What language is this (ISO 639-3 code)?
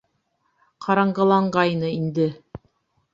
bak